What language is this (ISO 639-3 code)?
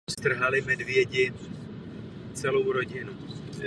ces